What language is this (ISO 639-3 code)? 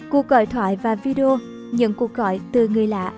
vie